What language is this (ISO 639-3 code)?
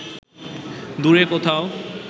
ben